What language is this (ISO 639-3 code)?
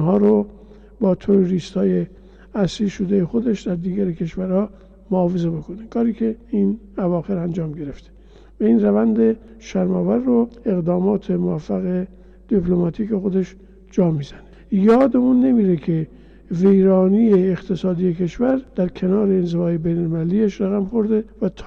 fas